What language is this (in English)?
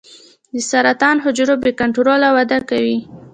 Pashto